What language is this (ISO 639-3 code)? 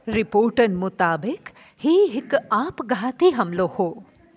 snd